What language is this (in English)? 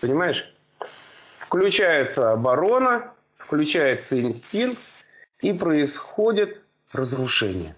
Russian